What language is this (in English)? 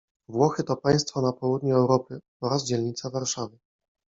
Polish